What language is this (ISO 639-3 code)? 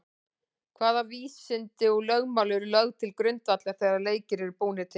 isl